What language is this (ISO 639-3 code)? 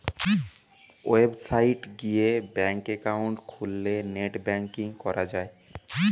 ben